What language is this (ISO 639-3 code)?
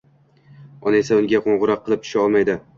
uzb